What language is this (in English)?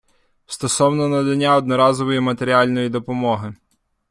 Ukrainian